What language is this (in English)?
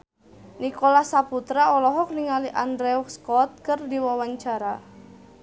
Sundanese